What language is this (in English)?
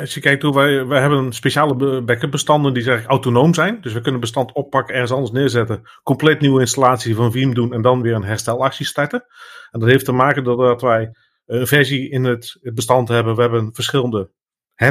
Dutch